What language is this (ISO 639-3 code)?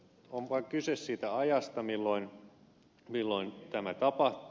fin